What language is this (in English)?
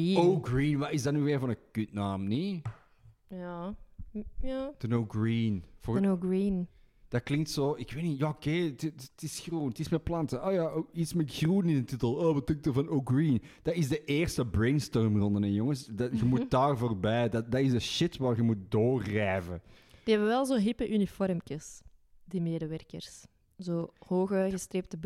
Dutch